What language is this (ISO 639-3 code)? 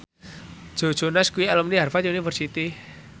jav